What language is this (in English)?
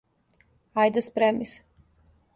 Serbian